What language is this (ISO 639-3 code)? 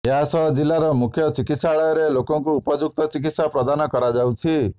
ori